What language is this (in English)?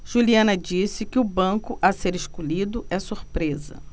Portuguese